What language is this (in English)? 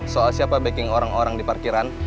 Indonesian